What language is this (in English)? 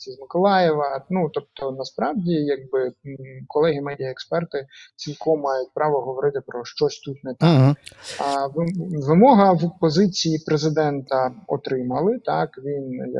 Ukrainian